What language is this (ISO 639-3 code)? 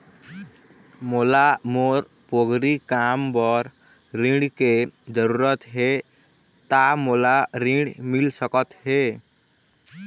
hne